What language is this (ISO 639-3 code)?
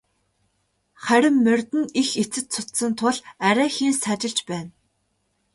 mon